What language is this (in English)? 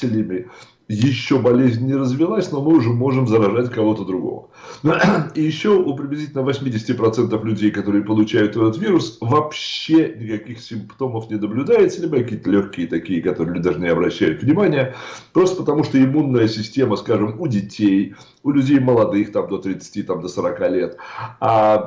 Russian